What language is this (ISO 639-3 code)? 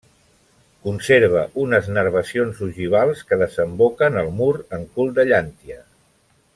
cat